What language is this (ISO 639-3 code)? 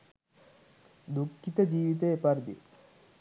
sin